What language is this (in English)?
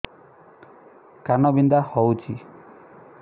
Odia